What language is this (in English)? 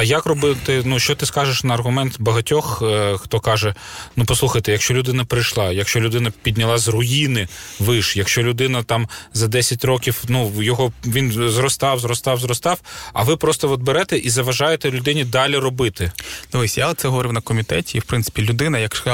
Ukrainian